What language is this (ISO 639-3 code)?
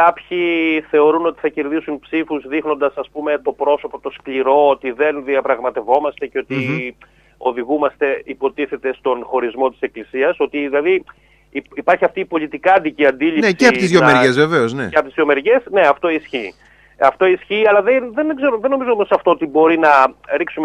ell